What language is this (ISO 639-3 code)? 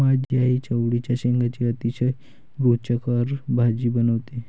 mar